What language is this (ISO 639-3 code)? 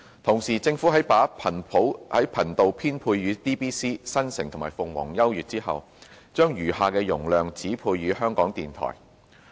yue